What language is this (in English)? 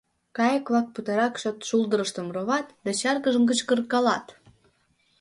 Mari